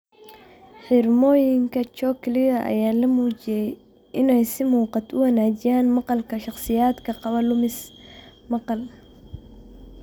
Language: Somali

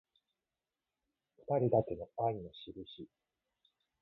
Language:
Japanese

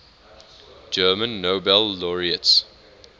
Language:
English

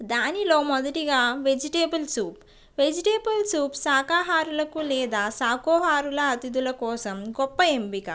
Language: Telugu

